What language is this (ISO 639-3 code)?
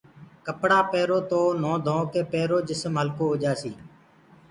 ggg